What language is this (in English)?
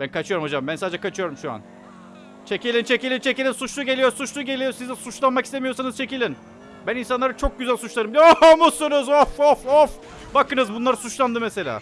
Turkish